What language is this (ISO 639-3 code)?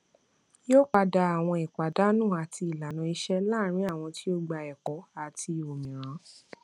yor